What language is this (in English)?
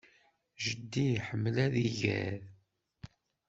Kabyle